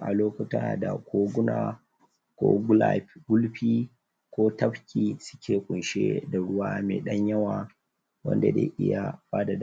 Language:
Hausa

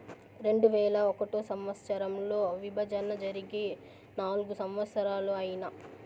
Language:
Telugu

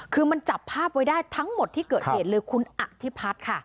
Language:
Thai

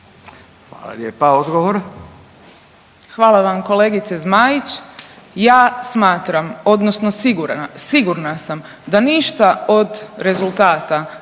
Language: Croatian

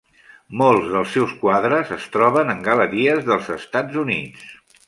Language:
Catalan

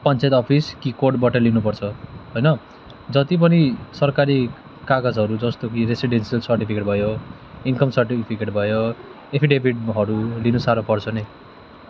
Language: Nepali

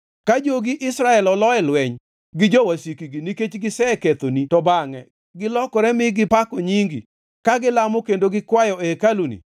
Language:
Luo (Kenya and Tanzania)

